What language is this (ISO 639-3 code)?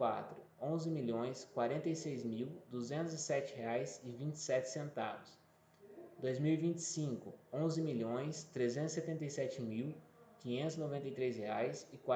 por